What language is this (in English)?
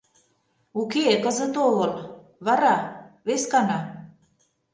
Mari